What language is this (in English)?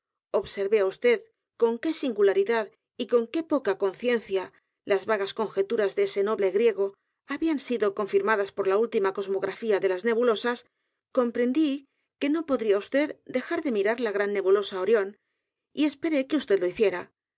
Spanish